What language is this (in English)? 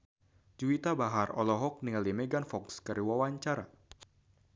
Sundanese